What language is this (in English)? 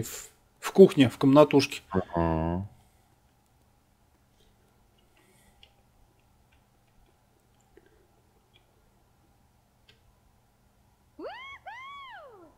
Russian